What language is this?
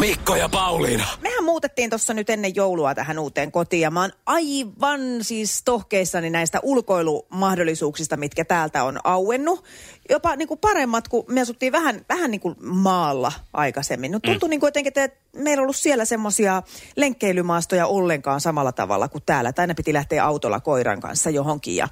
Finnish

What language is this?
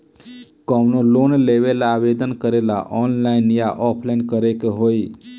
Bhojpuri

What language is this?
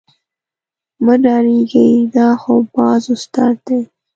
Pashto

